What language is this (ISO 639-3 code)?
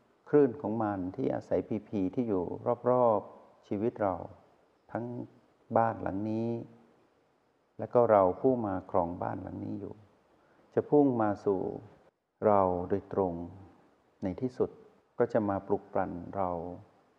tha